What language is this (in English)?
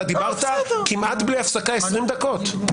Hebrew